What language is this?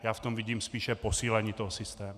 Czech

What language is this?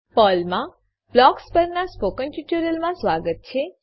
Gujarati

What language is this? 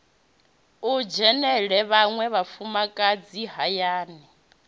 Venda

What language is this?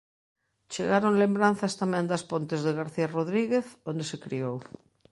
Galician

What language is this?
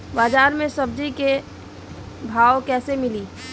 Bhojpuri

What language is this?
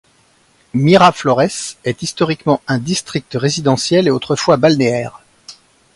French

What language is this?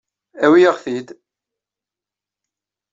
Kabyle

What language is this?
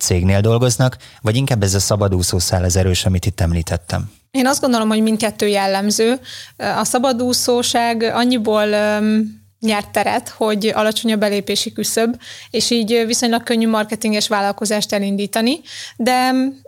Hungarian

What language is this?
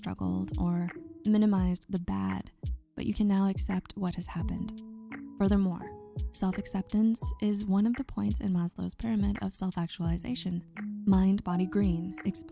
English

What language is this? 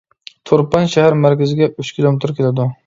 Uyghur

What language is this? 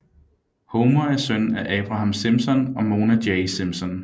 Danish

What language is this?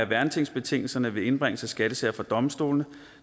Danish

